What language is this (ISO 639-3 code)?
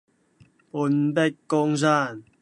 yue